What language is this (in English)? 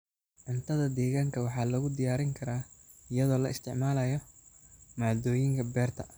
Somali